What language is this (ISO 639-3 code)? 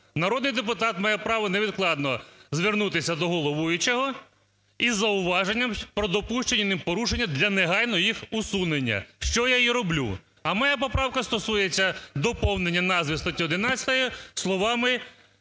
ukr